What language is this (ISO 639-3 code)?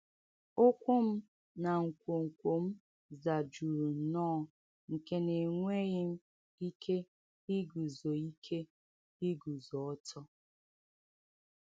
ibo